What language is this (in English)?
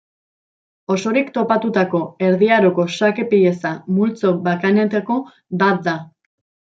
Basque